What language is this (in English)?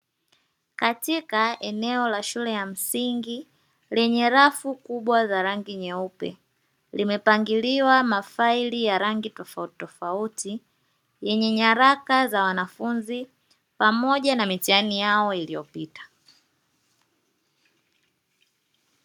Swahili